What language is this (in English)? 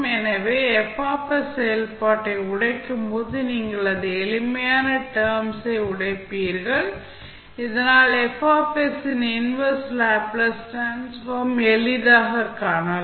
Tamil